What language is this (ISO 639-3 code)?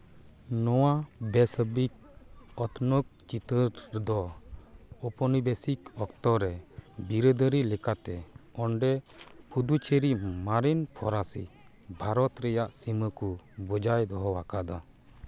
sat